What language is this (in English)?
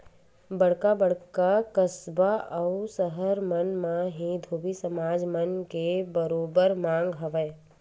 Chhattisgarhi